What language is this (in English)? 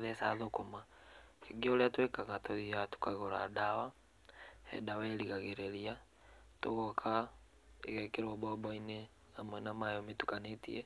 Kikuyu